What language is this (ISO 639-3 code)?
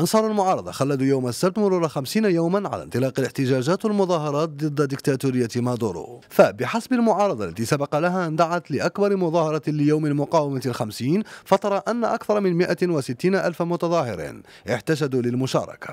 ara